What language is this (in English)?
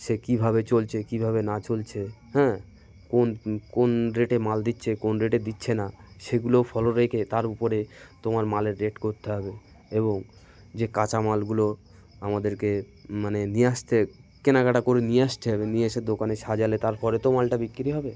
Bangla